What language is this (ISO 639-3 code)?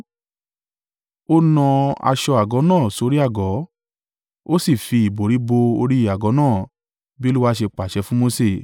yor